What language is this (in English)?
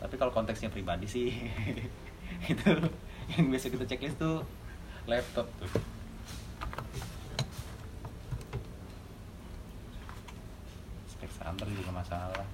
Indonesian